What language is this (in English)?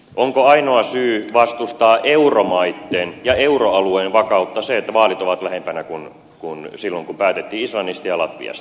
Finnish